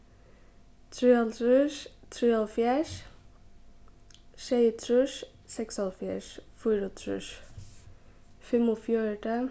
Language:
Faroese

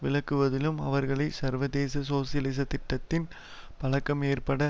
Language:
Tamil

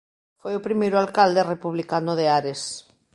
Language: Galician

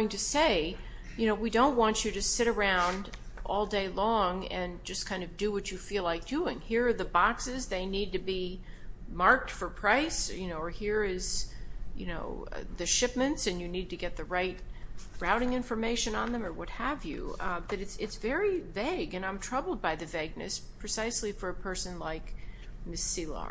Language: English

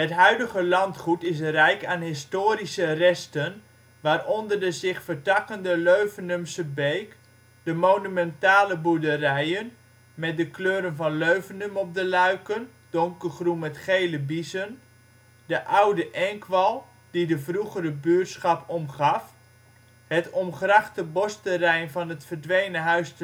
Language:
Dutch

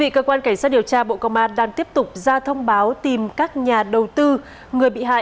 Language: Vietnamese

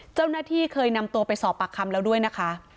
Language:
Thai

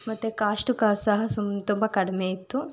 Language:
Kannada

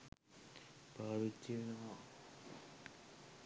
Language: Sinhala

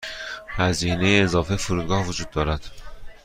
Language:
Persian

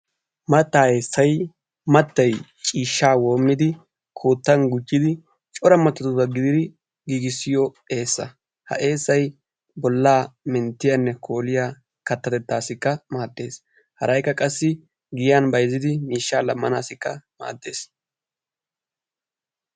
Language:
Wolaytta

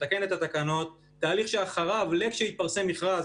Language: Hebrew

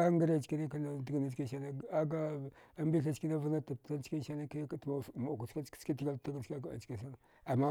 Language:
Dghwede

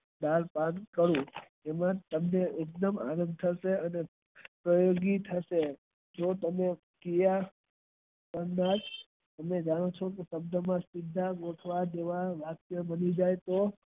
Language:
Gujarati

